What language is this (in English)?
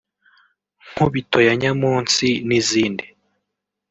Kinyarwanda